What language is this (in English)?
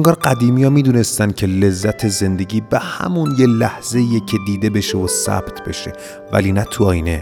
Persian